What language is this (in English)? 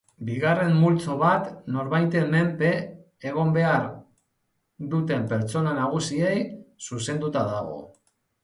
Basque